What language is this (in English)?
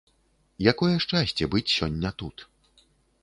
Belarusian